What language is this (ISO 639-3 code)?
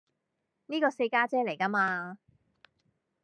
yue